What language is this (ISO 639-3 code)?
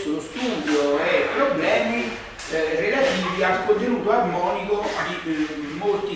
ita